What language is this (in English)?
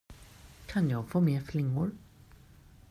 Swedish